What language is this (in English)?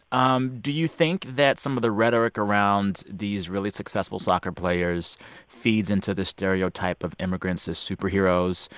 English